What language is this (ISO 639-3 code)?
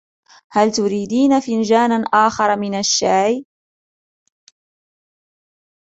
ara